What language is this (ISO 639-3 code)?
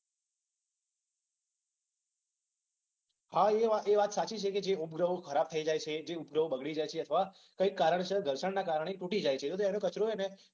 guj